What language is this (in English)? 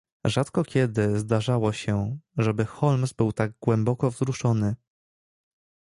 Polish